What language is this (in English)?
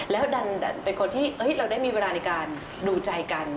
Thai